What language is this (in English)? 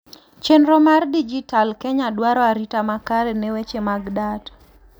Luo (Kenya and Tanzania)